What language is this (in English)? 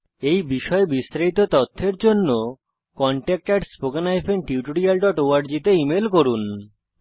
Bangla